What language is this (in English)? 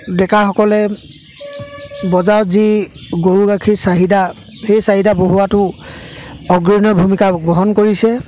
Assamese